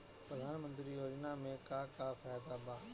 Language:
Bhojpuri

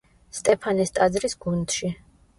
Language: Georgian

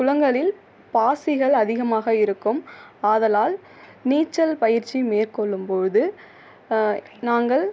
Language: Tamil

